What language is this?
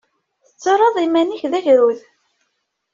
Kabyle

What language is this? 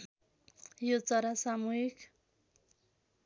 Nepali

